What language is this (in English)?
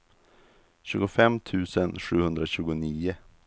Swedish